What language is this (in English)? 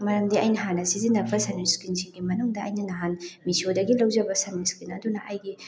Manipuri